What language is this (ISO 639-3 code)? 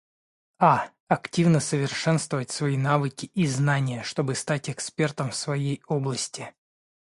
rus